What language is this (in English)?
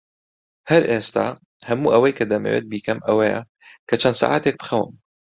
Central Kurdish